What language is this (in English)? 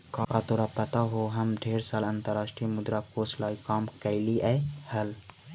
Magahi